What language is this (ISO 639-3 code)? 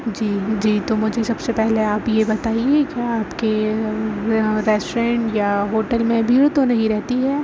urd